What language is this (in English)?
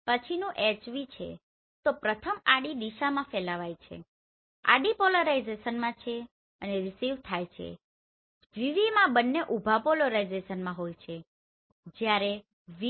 Gujarati